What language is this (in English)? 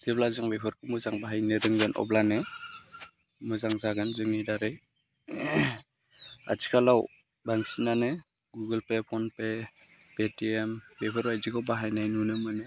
Bodo